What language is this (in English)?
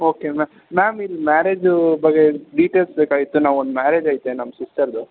Kannada